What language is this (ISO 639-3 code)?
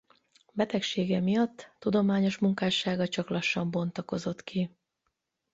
hun